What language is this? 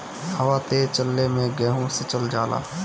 Bhojpuri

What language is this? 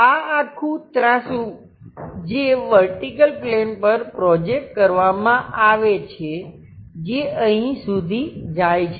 Gujarati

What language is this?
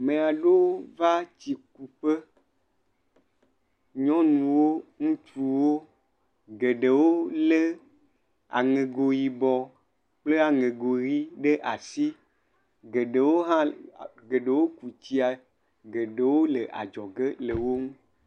Ewe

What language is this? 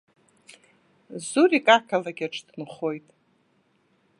Abkhazian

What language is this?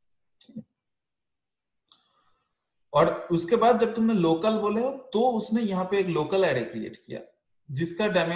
Hindi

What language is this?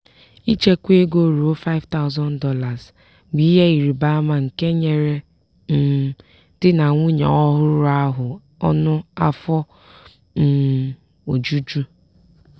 Igbo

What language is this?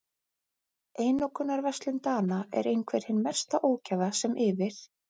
Icelandic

